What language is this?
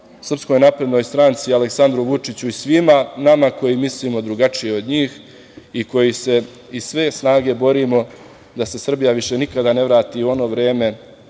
Serbian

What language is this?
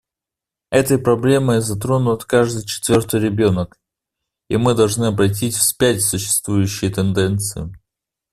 Russian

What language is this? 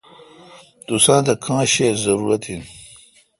Kalkoti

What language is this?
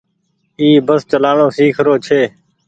Goaria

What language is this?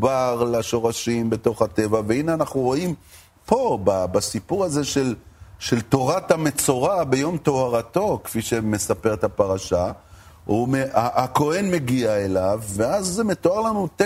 Hebrew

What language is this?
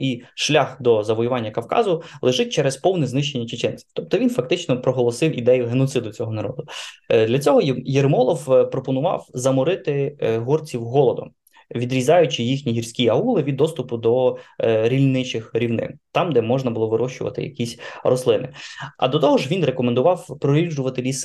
Ukrainian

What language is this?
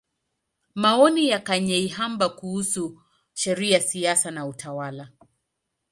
Swahili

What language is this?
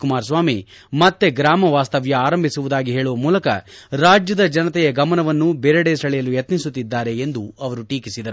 Kannada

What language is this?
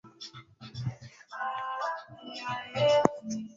Swahili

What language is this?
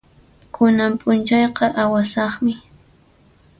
Puno Quechua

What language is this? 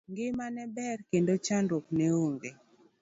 Luo (Kenya and Tanzania)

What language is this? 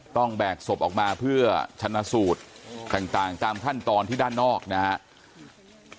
Thai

